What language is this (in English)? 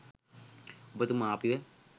Sinhala